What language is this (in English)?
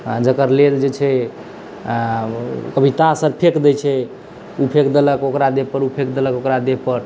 Maithili